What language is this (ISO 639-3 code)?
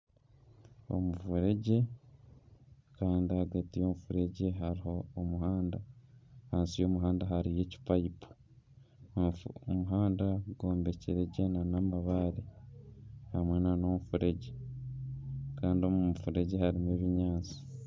nyn